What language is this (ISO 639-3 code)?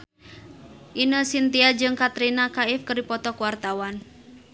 sun